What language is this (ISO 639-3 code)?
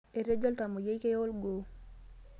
mas